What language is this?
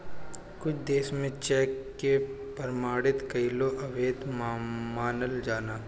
Bhojpuri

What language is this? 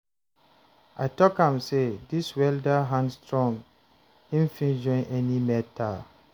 Nigerian Pidgin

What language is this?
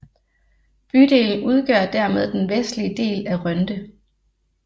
Danish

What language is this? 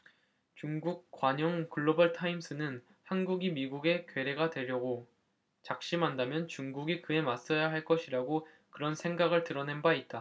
Korean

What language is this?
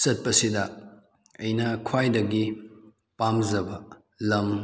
Manipuri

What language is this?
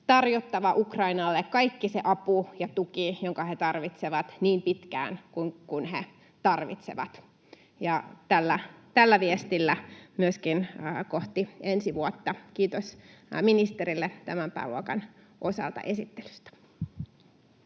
Finnish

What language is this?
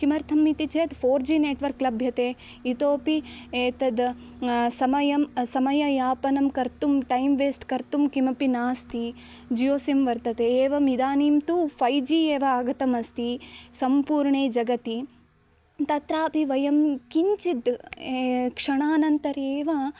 Sanskrit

